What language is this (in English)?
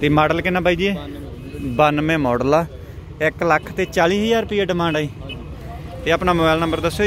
Hindi